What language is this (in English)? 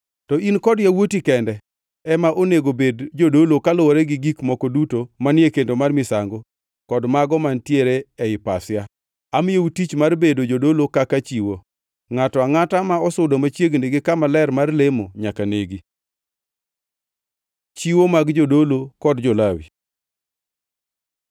Luo (Kenya and Tanzania)